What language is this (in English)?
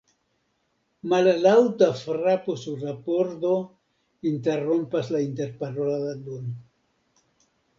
Esperanto